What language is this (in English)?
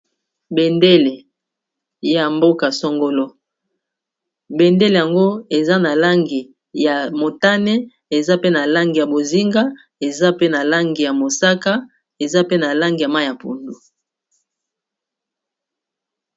Lingala